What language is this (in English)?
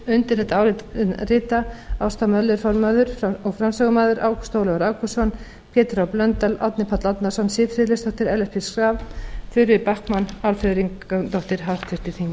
Icelandic